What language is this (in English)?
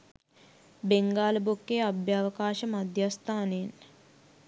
Sinhala